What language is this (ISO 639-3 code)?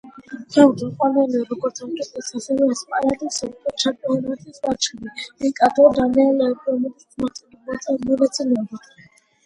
kat